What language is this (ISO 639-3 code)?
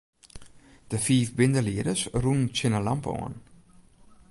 fry